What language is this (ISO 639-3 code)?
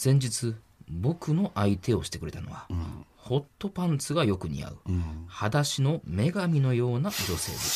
jpn